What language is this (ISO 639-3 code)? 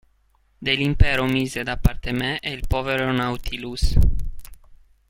ita